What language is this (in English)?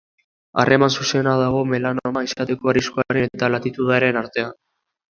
Basque